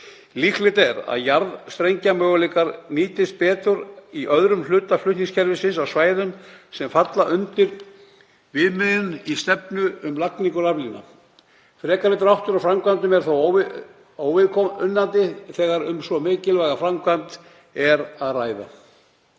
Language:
Icelandic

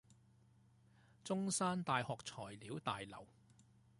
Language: Chinese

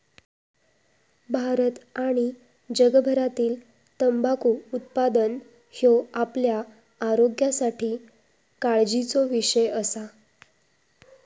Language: Marathi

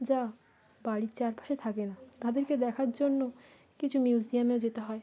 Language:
Bangla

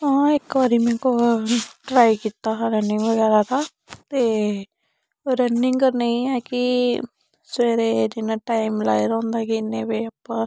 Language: Dogri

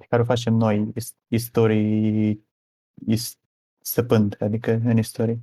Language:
Romanian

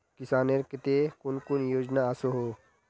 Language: Magahi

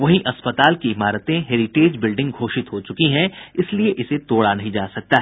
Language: Hindi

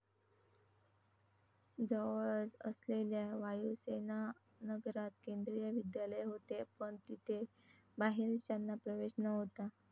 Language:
Marathi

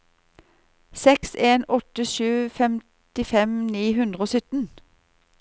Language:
Norwegian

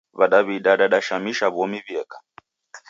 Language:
Taita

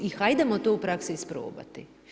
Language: Croatian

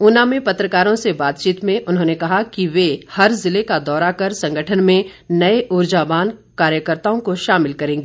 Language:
Hindi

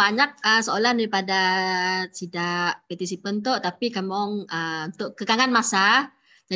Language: Malay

